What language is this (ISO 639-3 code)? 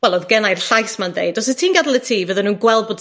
cym